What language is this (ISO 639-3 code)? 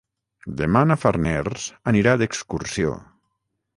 cat